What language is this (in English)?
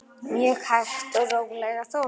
Icelandic